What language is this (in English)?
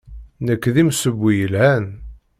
Kabyle